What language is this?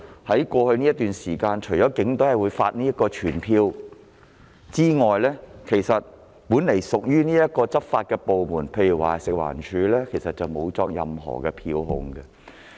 Cantonese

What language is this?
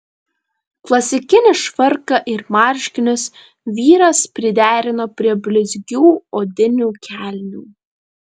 Lithuanian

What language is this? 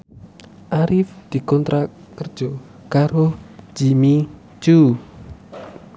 Javanese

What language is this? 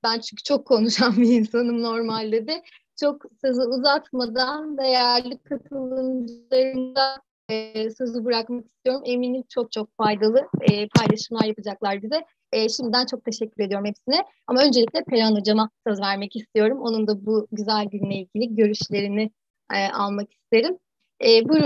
Turkish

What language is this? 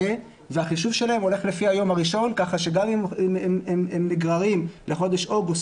Hebrew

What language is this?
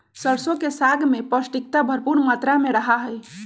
Magahi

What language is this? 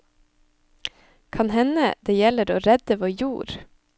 Norwegian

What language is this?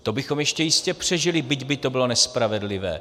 Czech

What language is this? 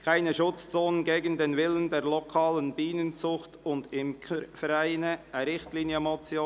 Swiss German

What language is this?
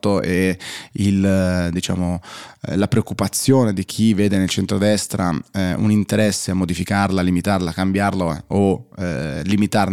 Italian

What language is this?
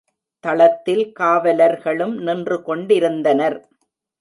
Tamil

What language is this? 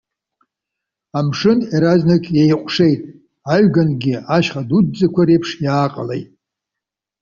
Abkhazian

